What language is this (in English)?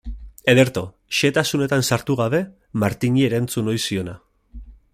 Basque